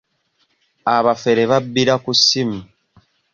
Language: Ganda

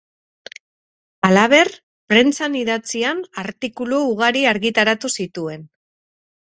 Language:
Basque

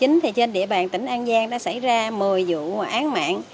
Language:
Vietnamese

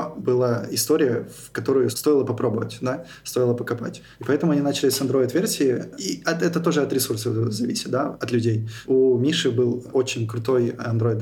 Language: Russian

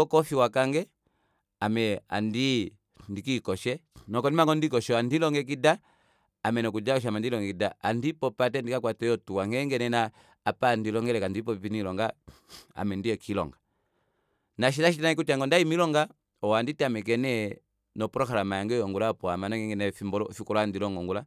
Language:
Kuanyama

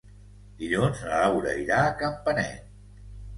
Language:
Catalan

